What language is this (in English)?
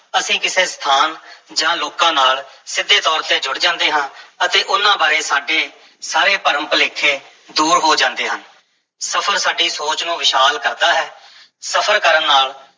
Punjabi